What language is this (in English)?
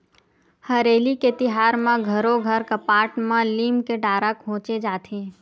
Chhattisgarhi